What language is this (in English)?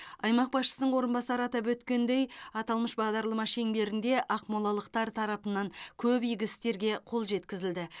Kazakh